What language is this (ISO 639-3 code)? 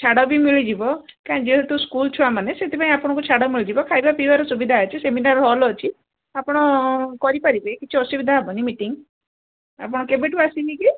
ori